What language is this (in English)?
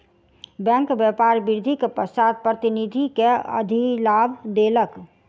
Maithili